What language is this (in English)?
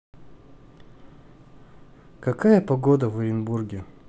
Russian